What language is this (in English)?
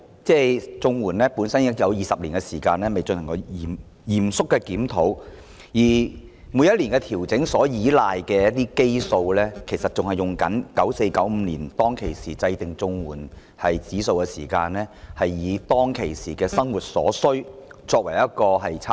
Cantonese